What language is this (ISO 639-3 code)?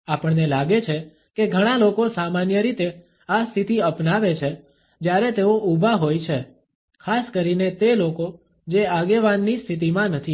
guj